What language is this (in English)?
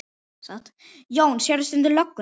Icelandic